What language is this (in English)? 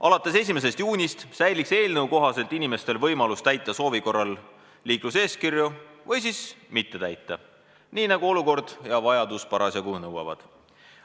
Estonian